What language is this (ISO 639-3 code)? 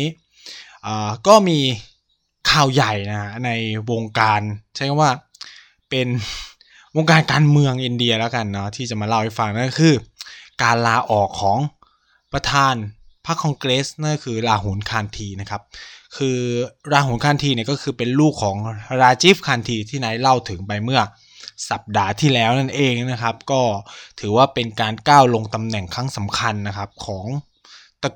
tha